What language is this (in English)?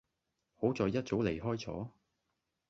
Cantonese